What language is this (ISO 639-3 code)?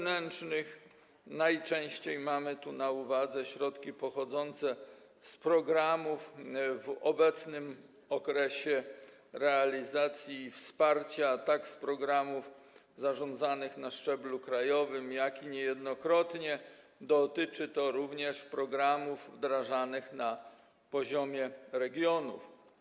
pol